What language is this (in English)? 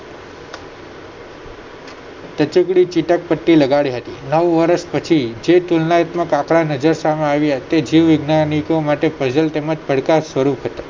Gujarati